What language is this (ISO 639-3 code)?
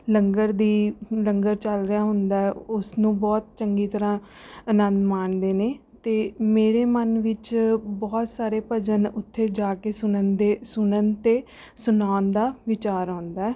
pan